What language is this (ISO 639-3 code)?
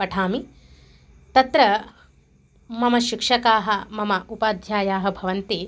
san